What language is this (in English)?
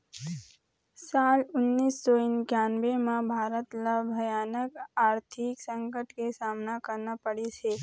Chhattisgarhi